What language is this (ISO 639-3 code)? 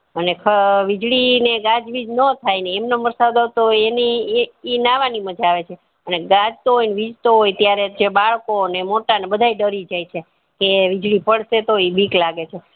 guj